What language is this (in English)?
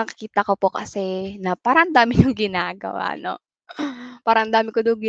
Filipino